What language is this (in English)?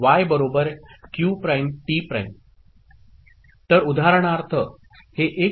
Marathi